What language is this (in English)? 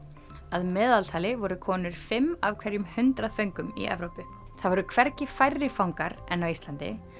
Icelandic